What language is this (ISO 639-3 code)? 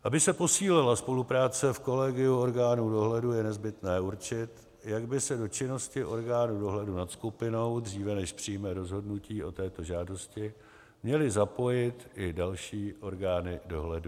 ces